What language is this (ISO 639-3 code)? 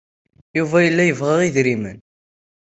kab